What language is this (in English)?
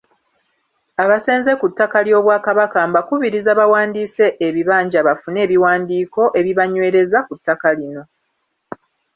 Ganda